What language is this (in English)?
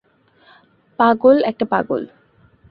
Bangla